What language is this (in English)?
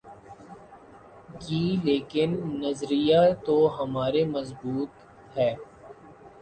Urdu